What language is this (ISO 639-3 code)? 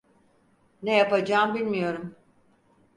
tur